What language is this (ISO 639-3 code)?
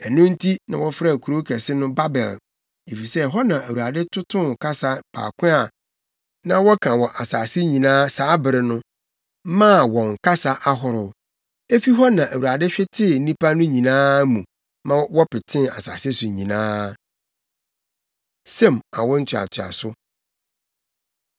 aka